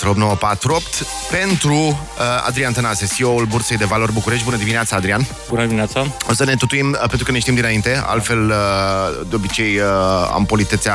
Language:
Romanian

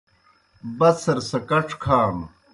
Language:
Kohistani Shina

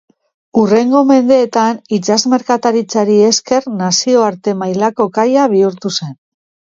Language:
Basque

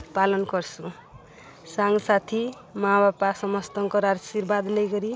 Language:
Odia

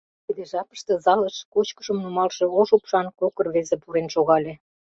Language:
Mari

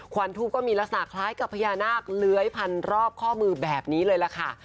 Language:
Thai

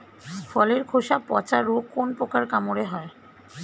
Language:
Bangla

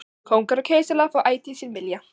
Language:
Icelandic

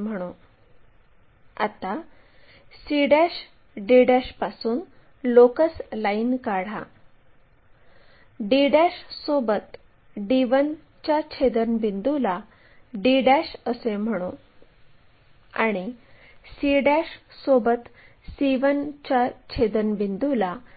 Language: Marathi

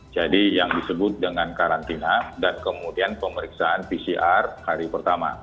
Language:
Indonesian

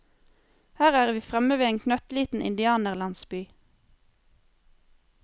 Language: Norwegian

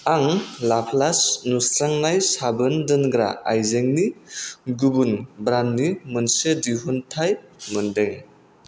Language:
Bodo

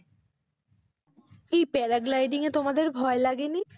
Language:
Bangla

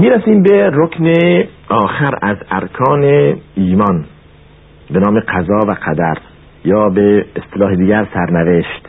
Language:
Persian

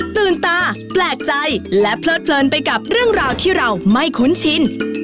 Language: Thai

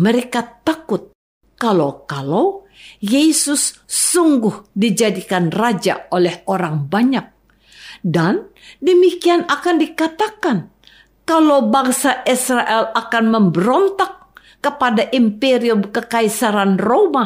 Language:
Indonesian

